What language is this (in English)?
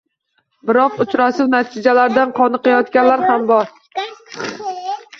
Uzbek